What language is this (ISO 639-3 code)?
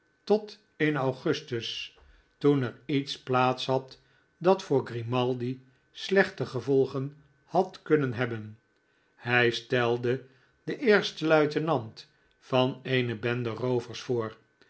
nld